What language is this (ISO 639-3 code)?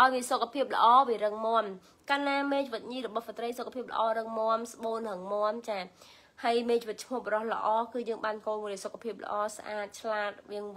vie